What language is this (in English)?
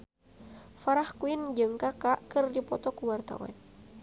Sundanese